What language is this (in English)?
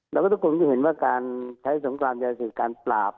Thai